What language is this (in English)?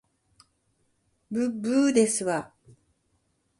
Japanese